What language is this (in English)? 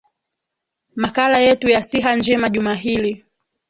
Swahili